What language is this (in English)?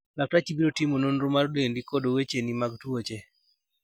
Luo (Kenya and Tanzania)